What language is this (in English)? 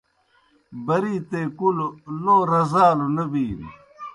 Kohistani Shina